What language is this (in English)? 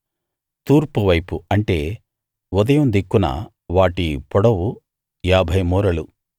Telugu